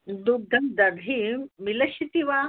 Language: Sanskrit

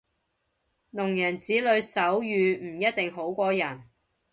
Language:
Cantonese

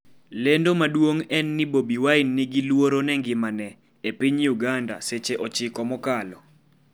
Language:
Luo (Kenya and Tanzania)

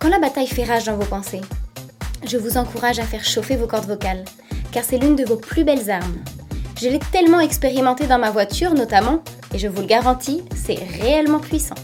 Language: French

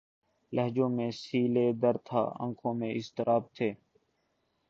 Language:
Urdu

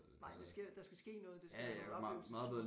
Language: Danish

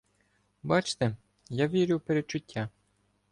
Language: Ukrainian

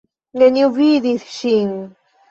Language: Esperanto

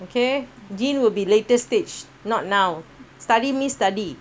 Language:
English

